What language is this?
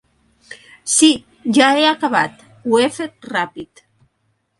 Catalan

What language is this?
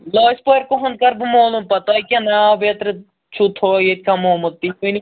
Kashmiri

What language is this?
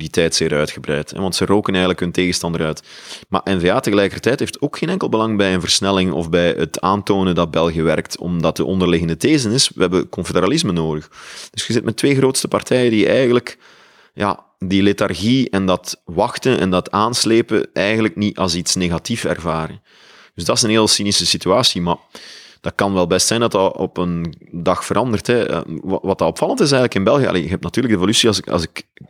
Dutch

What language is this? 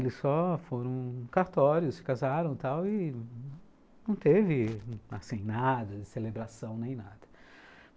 Portuguese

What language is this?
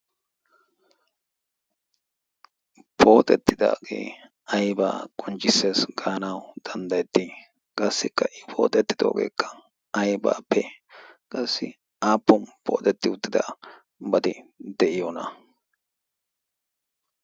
Wolaytta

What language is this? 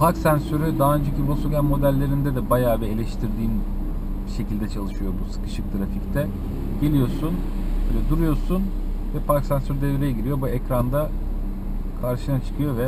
Turkish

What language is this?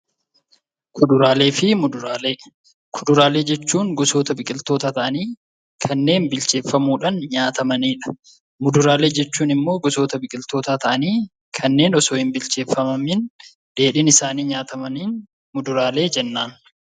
Oromo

